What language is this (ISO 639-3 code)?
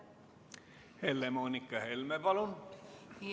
est